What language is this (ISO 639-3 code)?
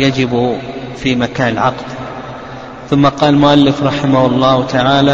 ara